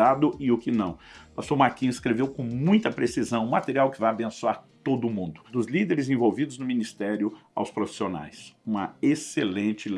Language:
Portuguese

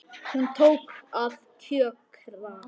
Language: Icelandic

